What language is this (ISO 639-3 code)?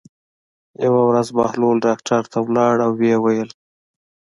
pus